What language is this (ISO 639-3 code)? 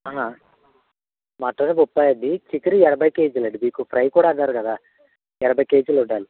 tel